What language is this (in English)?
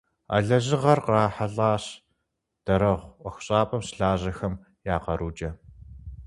Kabardian